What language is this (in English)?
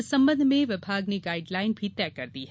Hindi